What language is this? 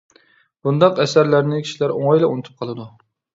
Uyghur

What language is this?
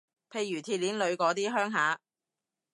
Cantonese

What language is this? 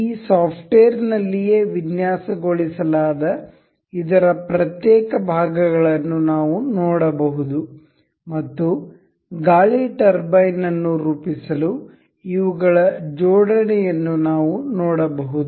Kannada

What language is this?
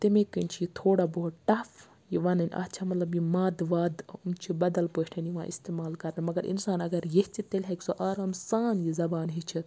Kashmiri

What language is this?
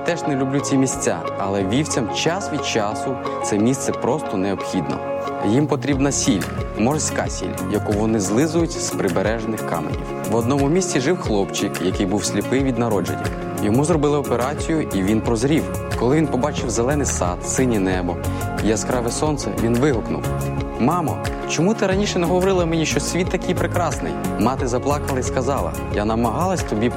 Ukrainian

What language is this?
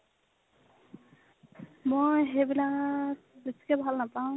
Assamese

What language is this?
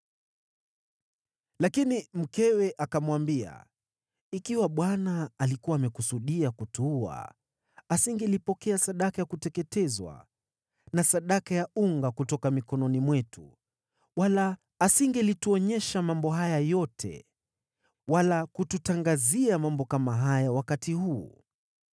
Swahili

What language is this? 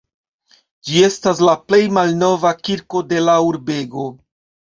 Esperanto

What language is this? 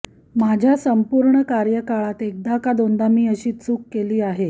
Marathi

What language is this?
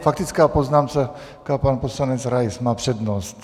Czech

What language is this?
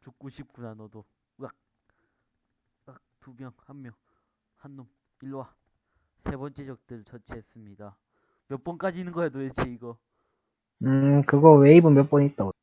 Korean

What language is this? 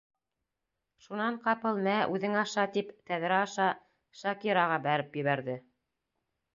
Bashkir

